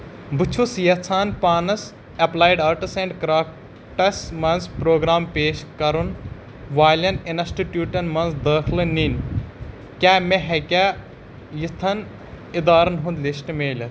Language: Kashmiri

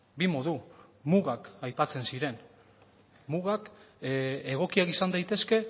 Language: Basque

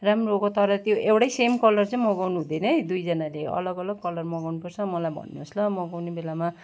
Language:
Nepali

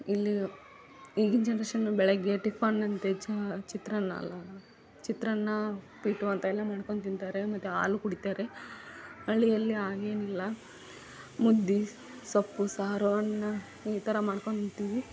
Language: Kannada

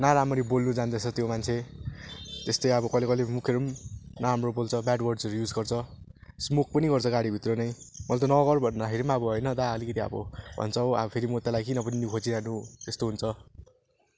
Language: Nepali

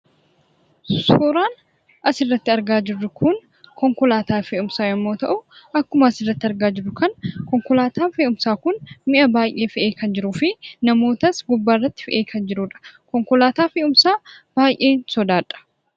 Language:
Oromo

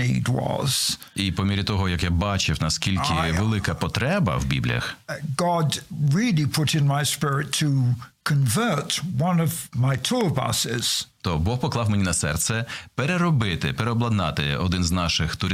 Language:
Ukrainian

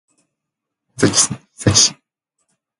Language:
Japanese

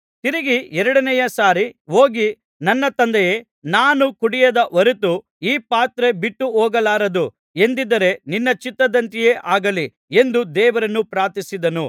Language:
Kannada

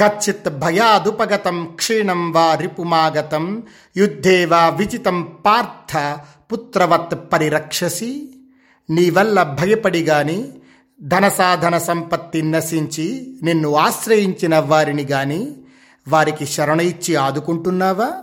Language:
Telugu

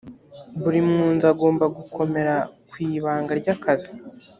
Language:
Kinyarwanda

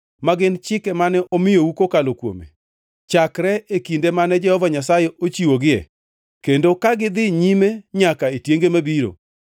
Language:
Luo (Kenya and Tanzania)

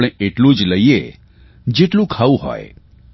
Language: Gujarati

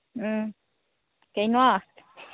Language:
Manipuri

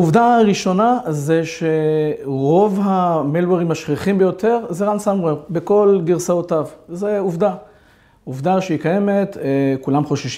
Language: Hebrew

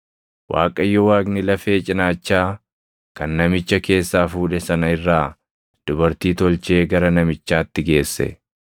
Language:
Oromo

